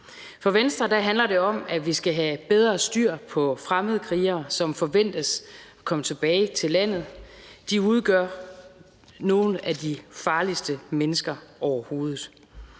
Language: Danish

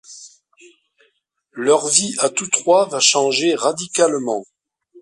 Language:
French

